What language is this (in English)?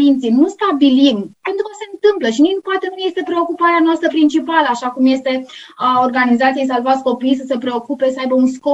Romanian